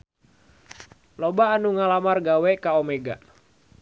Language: Sundanese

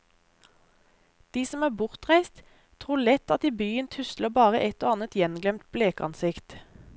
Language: Norwegian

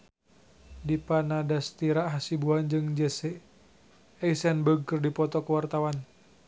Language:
Sundanese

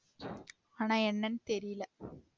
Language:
Tamil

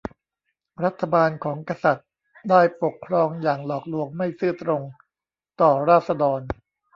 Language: Thai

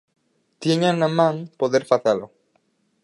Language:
Galician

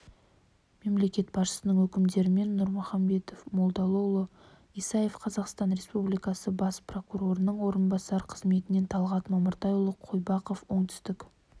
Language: Kazakh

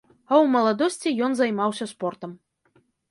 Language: Belarusian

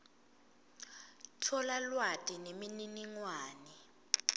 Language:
Swati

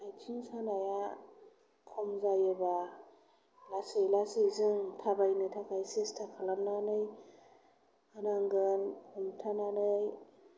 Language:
Bodo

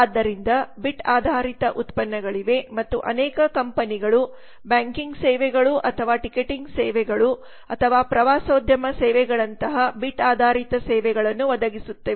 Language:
Kannada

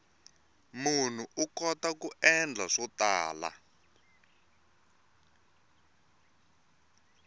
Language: Tsonga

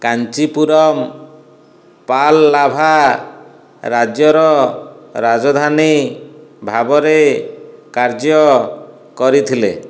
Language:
Odia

